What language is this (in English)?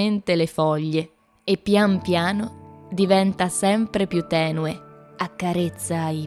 Italian